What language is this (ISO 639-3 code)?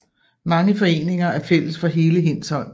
dan